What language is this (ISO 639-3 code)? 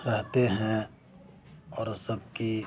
urd